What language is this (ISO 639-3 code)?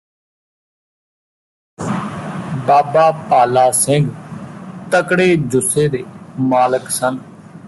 pan